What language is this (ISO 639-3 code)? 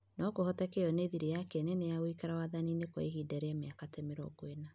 kik